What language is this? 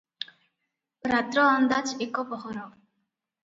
Odia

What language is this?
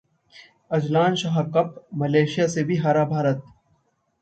Hindi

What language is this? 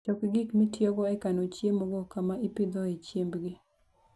Luo (Kenya and Tanzania)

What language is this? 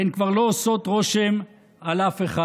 Hebrew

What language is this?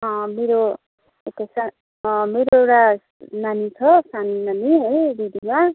Nepali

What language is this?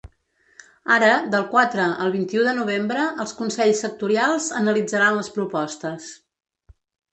Catalan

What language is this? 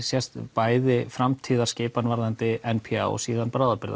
Icelandic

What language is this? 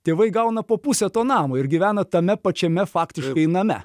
Lithuanian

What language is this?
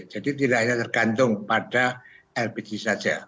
Indonesian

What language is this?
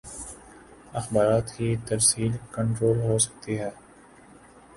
Urdu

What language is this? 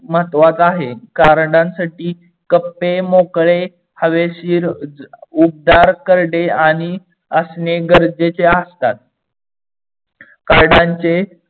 Marathi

